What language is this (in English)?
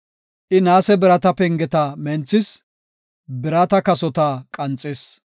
Gofa